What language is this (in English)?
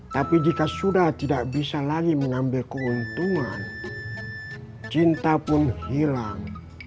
Indonesian